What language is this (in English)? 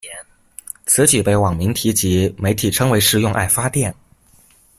Chinese